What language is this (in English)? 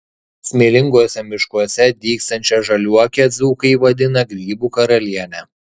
Lithuanian